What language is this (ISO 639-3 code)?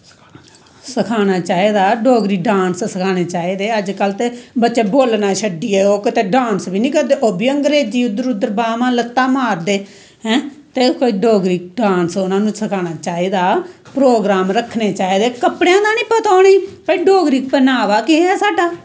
doi